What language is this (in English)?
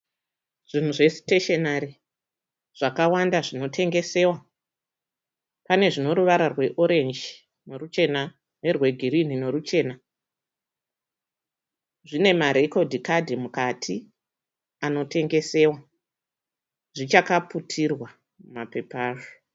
Shona